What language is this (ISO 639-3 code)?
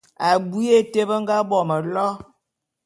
bum